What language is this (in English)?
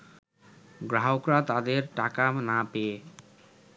Bangla